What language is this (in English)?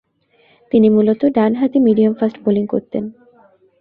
Bangla